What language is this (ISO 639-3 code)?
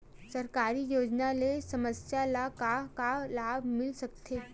hne